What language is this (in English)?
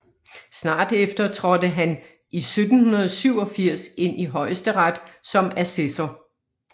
Danish